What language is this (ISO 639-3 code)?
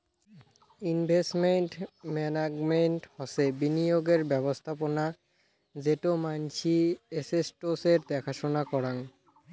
ben